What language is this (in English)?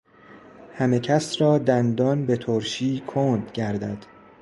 Persian